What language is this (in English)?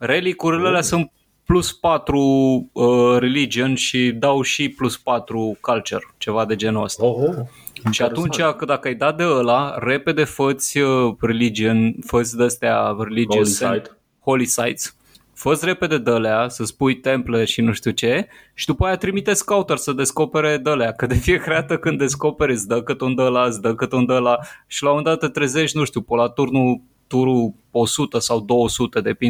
Romanian